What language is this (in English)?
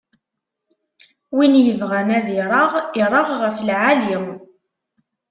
Kabyle